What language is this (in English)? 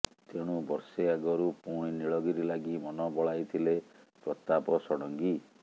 Odia